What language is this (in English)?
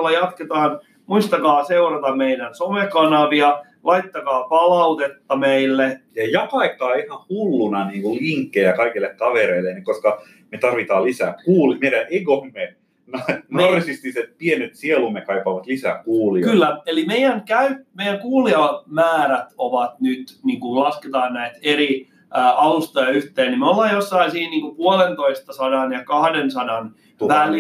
Finnish